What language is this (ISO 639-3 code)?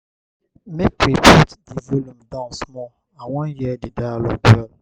pcm